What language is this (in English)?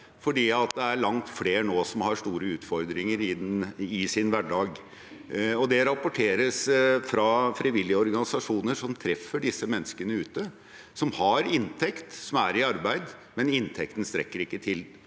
Norwegian